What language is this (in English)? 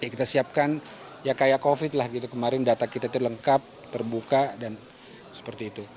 Indonesian